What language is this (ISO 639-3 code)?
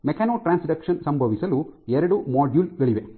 kan